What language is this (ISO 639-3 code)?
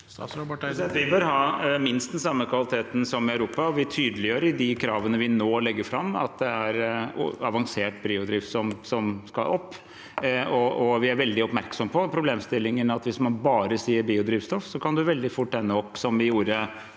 nor